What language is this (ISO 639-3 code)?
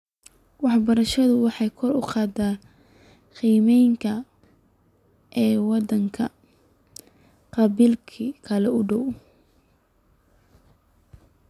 som